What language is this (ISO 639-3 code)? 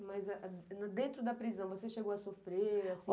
por